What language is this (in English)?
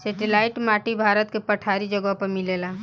Bhojpuri